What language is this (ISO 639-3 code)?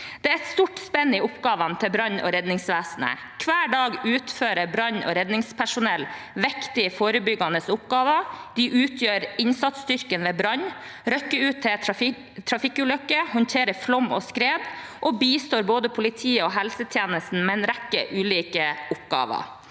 nor